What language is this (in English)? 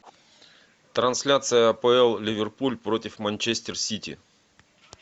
Russian